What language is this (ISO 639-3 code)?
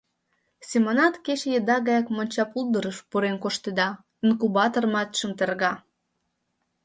chm